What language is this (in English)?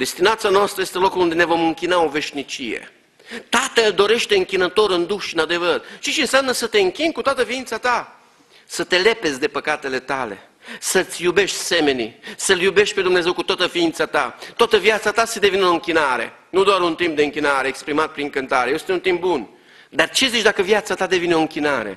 Romanian